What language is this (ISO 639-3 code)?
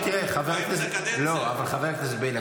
heb